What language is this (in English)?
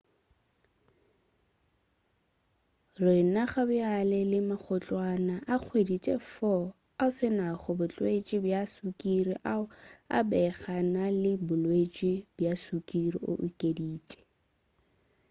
Northern Sotho